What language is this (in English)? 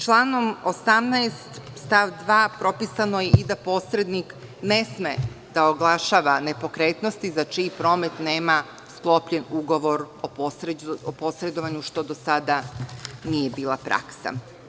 Serbian